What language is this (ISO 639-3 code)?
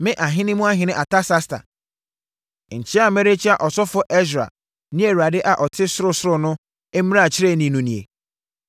aka